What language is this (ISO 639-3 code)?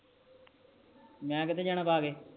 pan